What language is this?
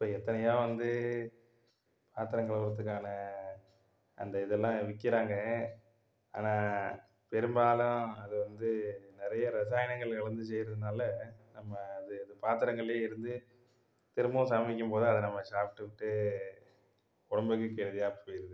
Tamil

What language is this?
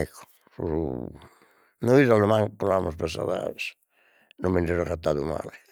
Sardinian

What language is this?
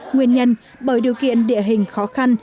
Vietnamese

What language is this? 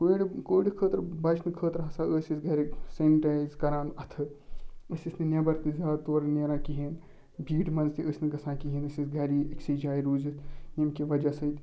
Kashmiri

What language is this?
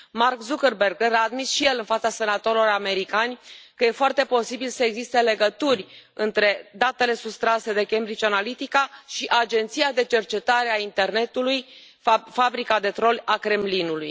Romanian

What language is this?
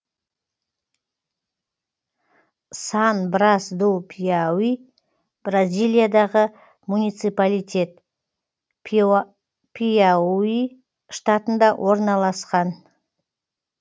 Kazakh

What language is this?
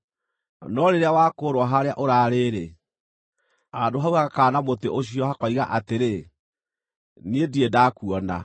Kikuyu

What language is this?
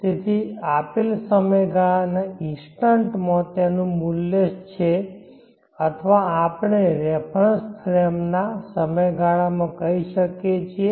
Gujarati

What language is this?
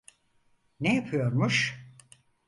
Turkish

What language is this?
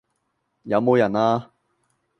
Cantonese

